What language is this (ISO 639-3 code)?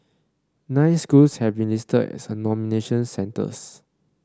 eng